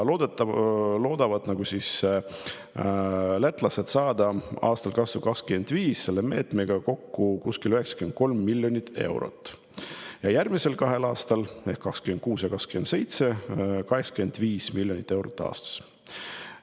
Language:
Estonian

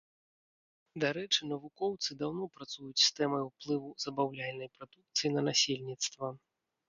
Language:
Belarusian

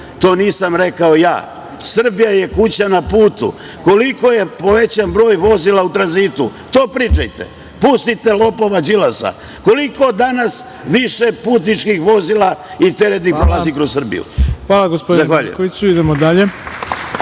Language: Serbian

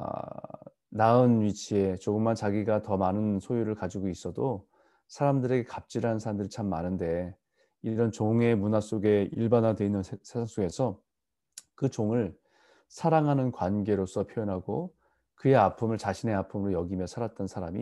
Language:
Korean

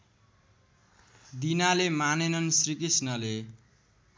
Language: Nepali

